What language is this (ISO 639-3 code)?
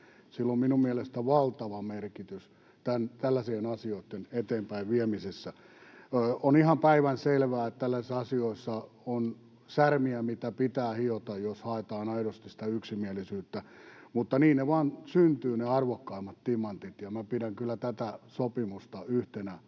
fin